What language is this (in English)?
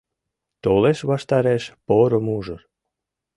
Mari